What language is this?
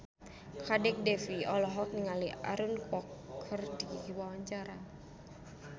Sundanese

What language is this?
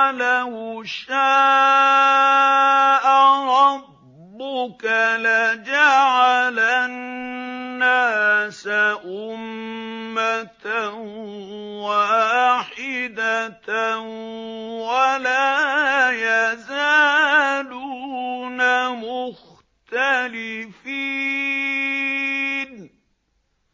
Arabic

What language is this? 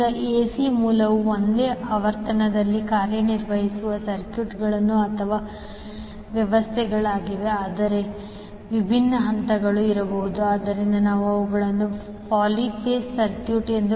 Kannada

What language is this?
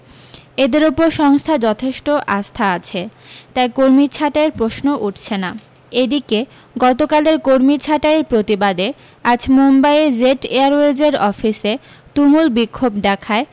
Bangla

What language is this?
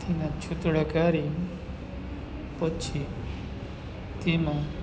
Gujarati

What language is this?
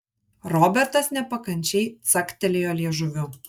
Lithuanian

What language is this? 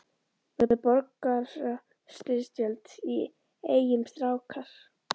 Icelandic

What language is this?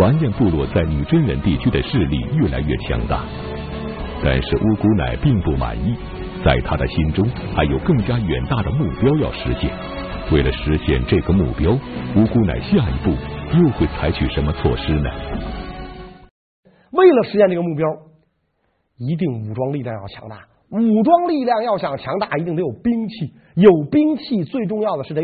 Chinese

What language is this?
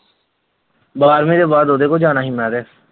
Punjabi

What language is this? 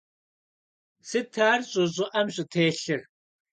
Kabardian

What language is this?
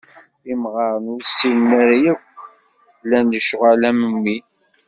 Kabyle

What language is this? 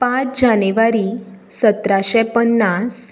Konkani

